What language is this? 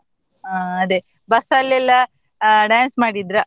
Kannada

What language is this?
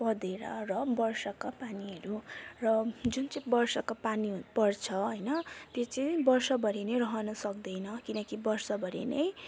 Nepali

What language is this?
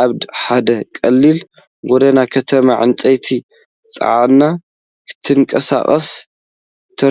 Tigrinya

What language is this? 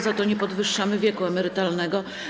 Polish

